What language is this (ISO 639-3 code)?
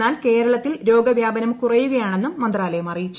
mal